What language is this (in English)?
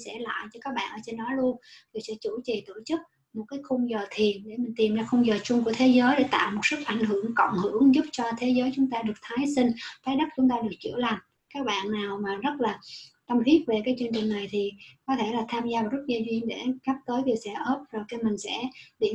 Vietnamese